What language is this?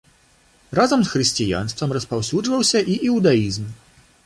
Belarusian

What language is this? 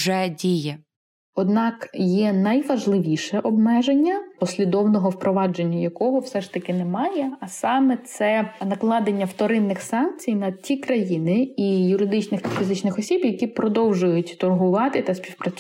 Ukrainian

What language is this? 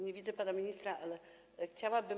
Polish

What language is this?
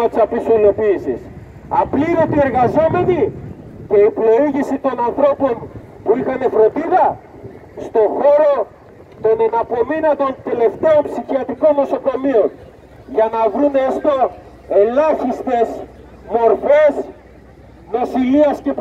Greek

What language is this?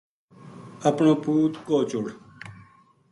Gujari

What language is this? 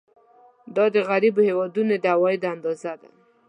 Pashto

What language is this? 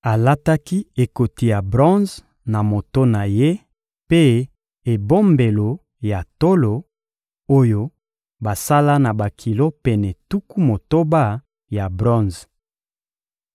Lingala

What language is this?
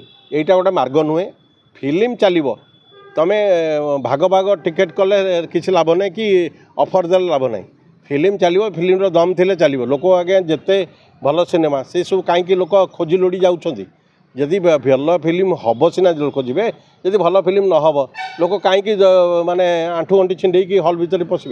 Bangla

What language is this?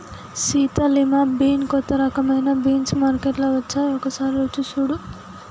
Telugu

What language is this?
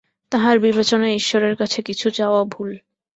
Bangla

